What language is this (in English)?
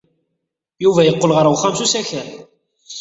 Kabyle